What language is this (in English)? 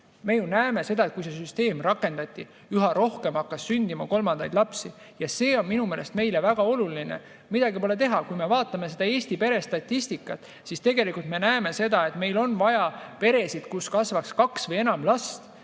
Estonian